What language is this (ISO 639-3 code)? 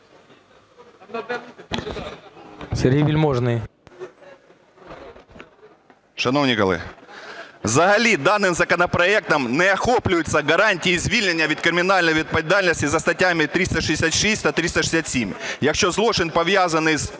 ukr